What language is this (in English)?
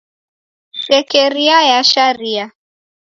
Taita